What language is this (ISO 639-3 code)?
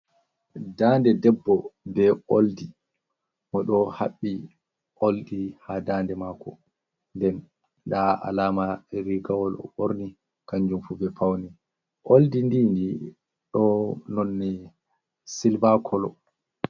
ful